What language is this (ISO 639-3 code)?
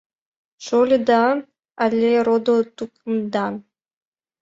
chm